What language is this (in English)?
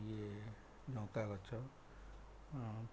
Odia